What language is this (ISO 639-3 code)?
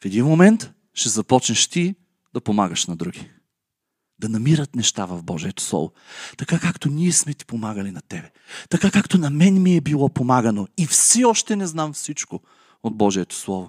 bul